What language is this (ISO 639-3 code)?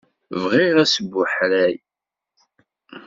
kab